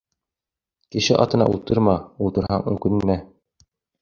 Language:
Bashkir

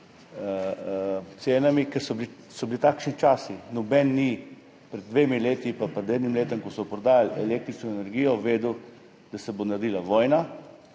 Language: Slovenian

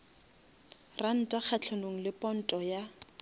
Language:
Northern Sotho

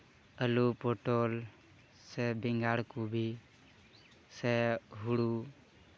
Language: Santali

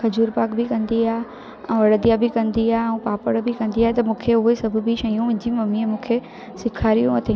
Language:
Sindhi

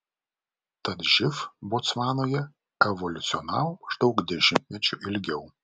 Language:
Lithuanian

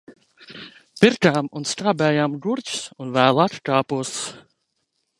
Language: Latvian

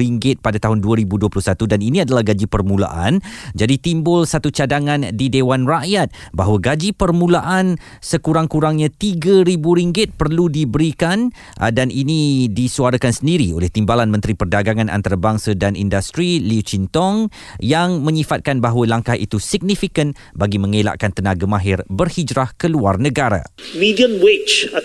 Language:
Malay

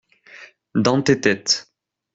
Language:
French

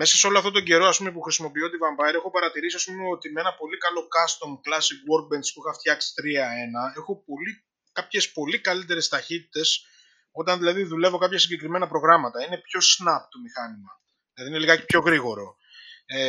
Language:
Greek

